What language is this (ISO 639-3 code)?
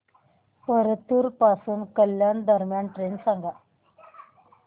mar